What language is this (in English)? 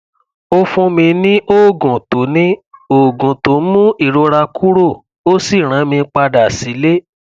Yoruba